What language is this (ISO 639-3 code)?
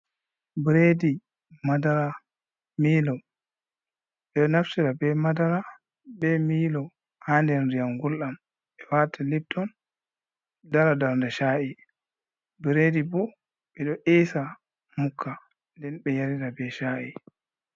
ful